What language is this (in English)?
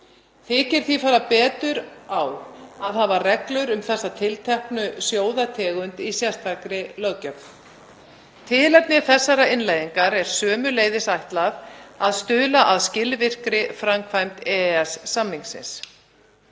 Icelandic